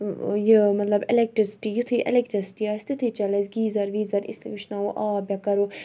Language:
Kashmiri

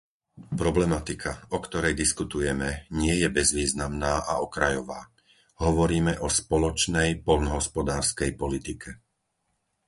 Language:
Slovak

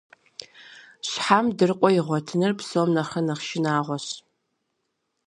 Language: Kabardian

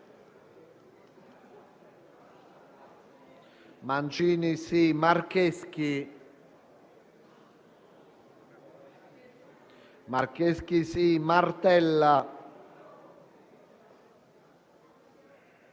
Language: Italian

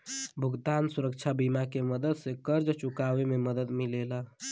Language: Bhojpuri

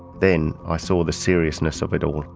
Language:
English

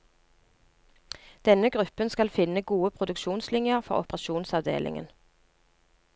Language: Norwegian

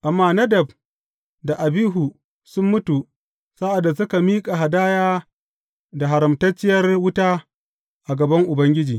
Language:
Hausa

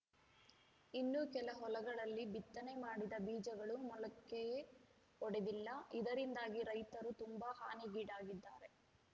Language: Kannada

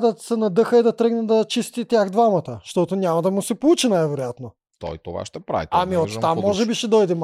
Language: Bulgarian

